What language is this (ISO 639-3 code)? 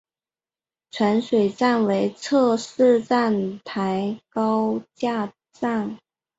zho